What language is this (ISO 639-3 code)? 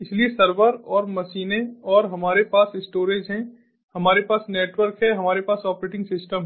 hin